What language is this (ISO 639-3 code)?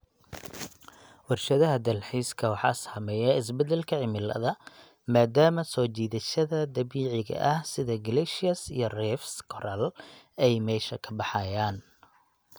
som